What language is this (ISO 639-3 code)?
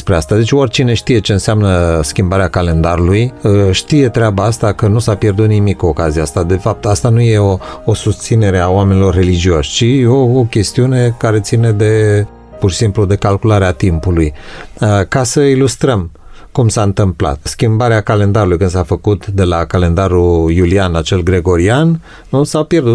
ron